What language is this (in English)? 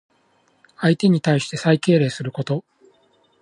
Japanese